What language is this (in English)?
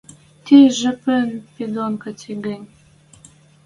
Western Mari